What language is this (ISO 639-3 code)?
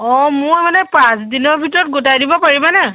asm